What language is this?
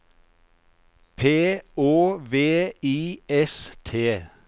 Norwegian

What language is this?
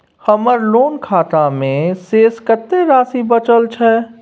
Maithili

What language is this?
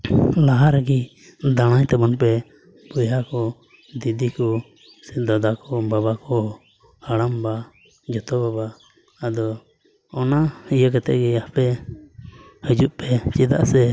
Santali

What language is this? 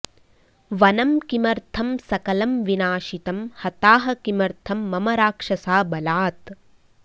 Sanskrit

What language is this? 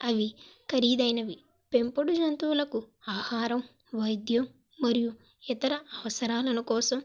Telugu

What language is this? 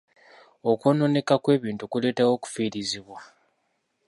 Ganda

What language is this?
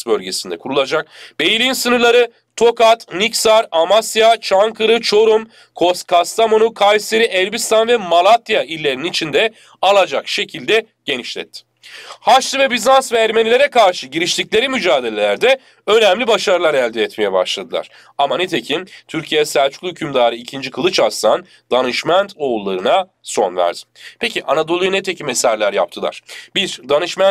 Turkish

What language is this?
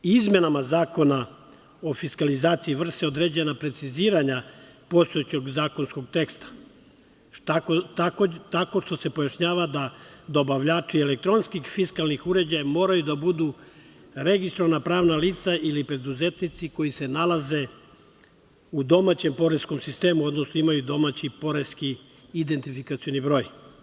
Serbian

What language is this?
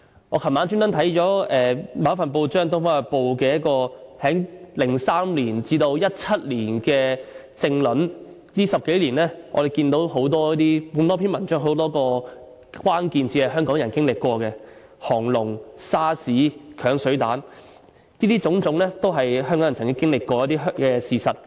Cantonese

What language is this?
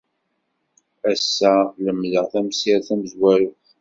Kabyle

